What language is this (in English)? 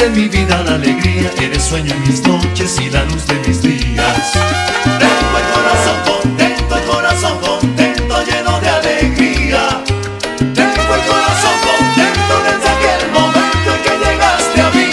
Spanish